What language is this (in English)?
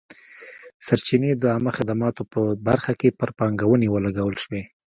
Pashto